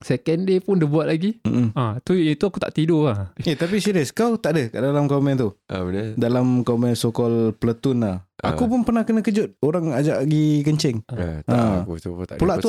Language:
Malay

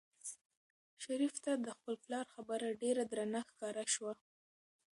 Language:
Pashto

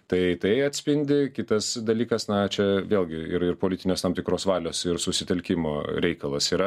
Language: Lithuanian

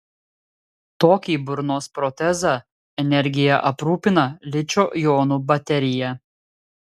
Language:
Lithuanian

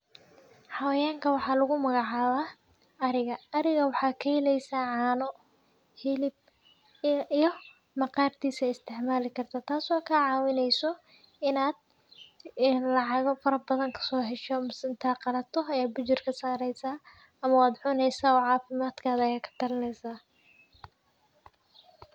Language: Somali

